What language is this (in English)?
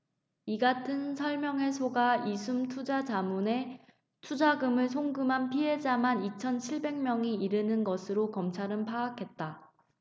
Korean